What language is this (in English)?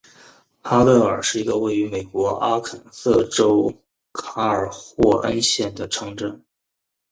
Chinese